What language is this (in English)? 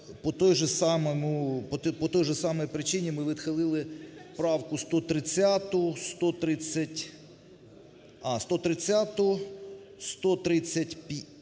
Ukrainian